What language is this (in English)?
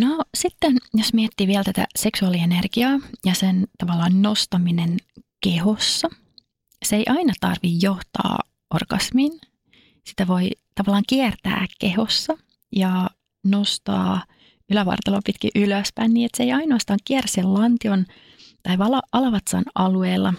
Finnish